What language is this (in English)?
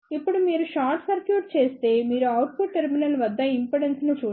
Telugu